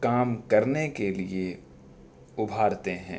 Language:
Urdu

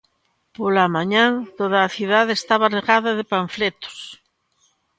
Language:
Galician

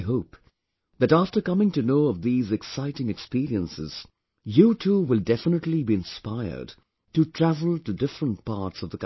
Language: English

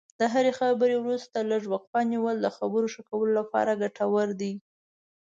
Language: Pashto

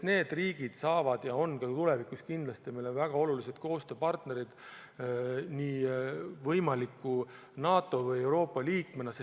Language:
Estonian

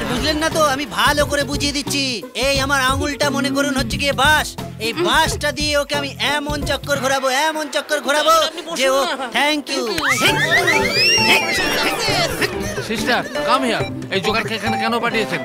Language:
Hindi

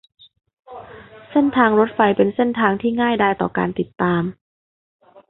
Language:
Thai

